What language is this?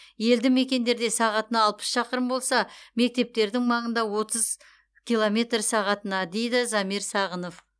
Kazakh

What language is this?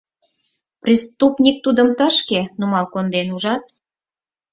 Mari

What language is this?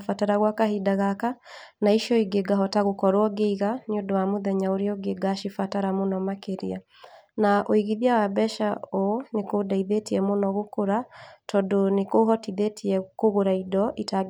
Kikuyu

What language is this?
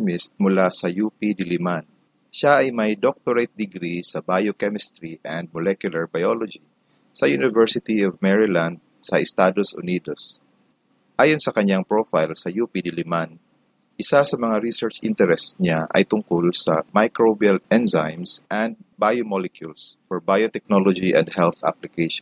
Filipino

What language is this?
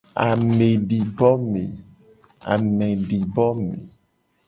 Gen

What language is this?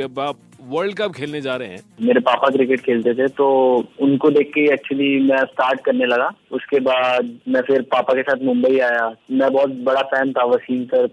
Hindi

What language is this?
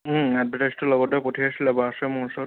Assamese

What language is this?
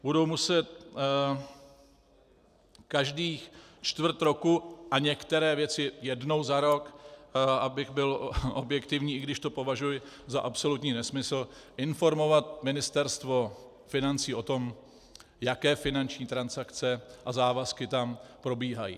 Czech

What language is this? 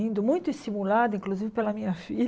Portuguese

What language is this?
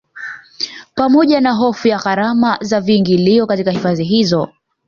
Swahili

